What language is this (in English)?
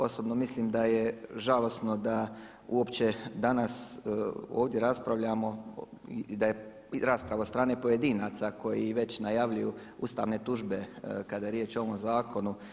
Croatian